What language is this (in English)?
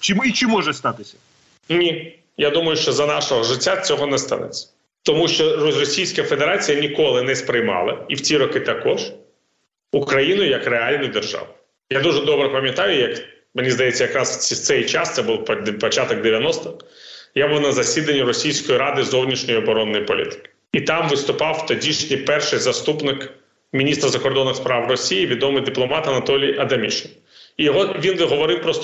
Ukrainian